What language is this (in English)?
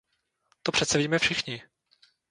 Czech